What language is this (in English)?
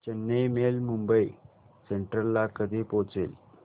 Marathi